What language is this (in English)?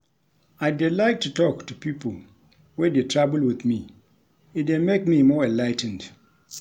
Nigerian Pidgin